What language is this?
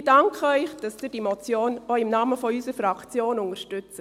Swiss German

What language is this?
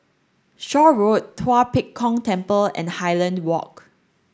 English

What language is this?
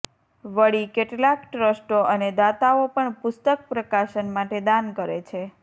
Gujarati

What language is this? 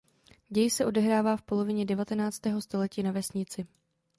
Czech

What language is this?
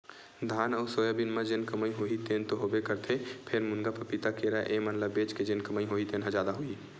Chhattisgarhi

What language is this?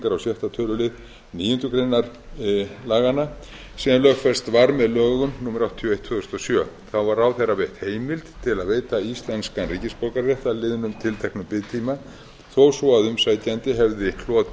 Icelandic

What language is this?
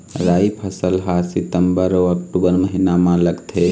Chhattisgarhi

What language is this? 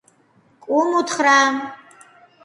Georgian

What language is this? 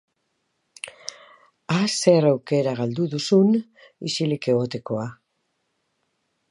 Basque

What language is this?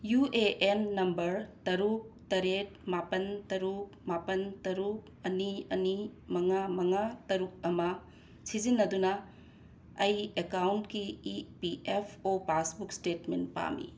Manipuri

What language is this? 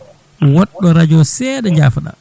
Fula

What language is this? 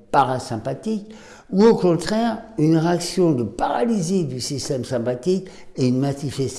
French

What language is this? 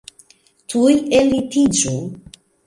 Esperanto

